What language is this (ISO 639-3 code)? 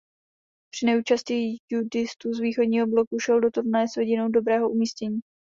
ces